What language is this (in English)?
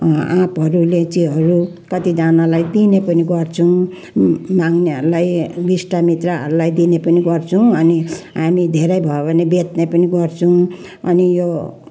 Nepali